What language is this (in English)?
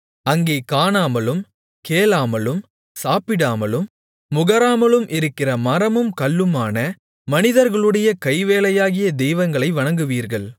Tamil